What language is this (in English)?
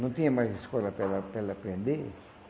Portuguese